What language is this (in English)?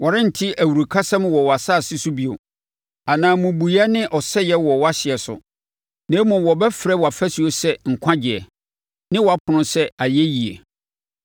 Akan